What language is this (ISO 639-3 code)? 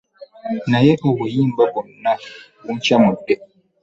lug